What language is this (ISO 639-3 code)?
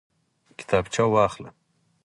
pus